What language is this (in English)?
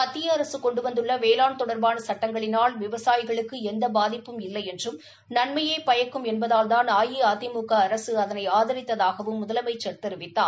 Tamil